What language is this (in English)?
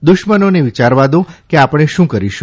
Gujarati